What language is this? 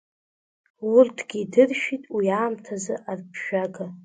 Abkhazian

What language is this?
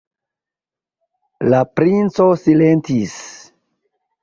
Esperanto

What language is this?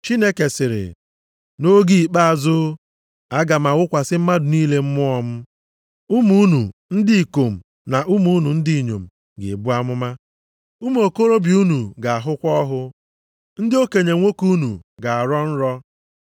Igbo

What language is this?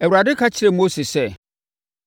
Akan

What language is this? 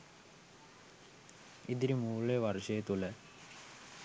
Sinhala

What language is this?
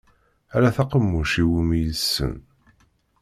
Kabyle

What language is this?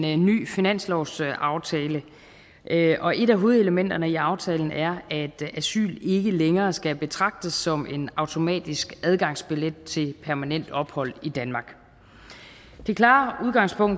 Danish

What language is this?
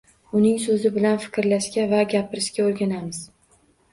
Uzbek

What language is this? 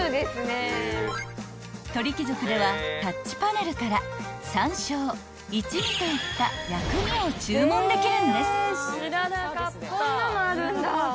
Japanese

